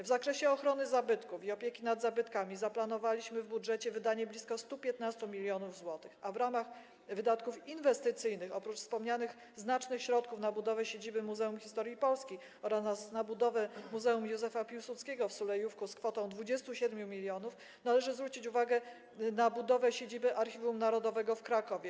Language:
Polish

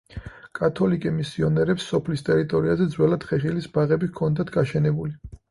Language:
Georgian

